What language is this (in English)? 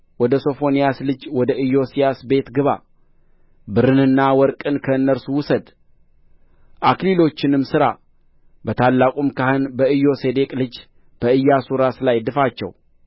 Amharic